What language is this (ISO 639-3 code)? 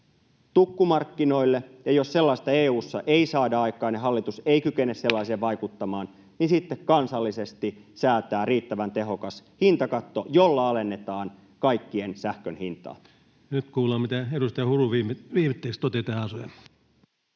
fin